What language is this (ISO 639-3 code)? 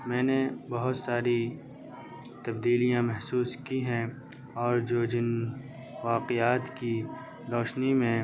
urd